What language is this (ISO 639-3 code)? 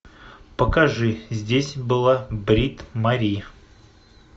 rus